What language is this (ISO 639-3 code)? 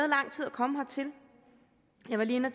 dan